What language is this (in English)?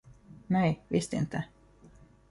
Swedish